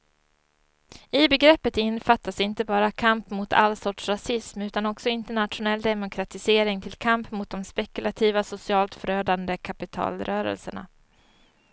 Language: Swedish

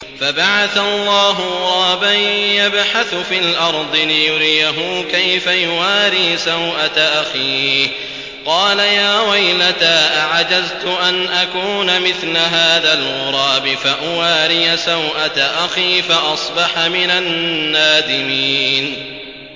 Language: Arabic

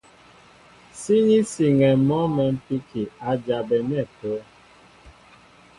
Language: Mbo (Cameroon)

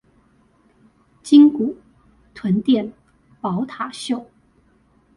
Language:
Chinese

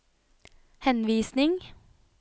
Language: Norwegian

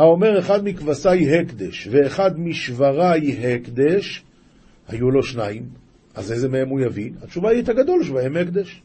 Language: Hebrew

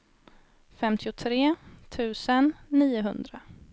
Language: Swedish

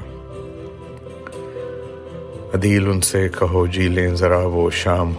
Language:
Urdu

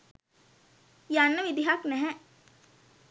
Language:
Sinhala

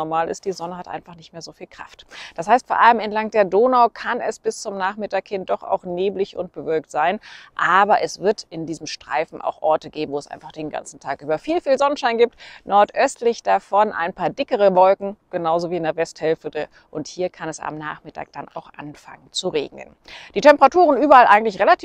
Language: German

